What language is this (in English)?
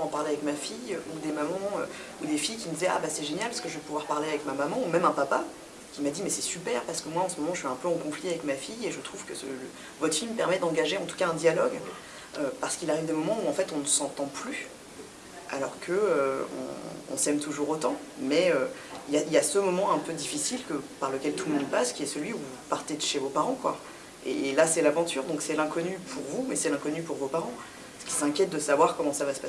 French